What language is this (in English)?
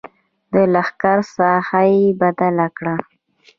Pashto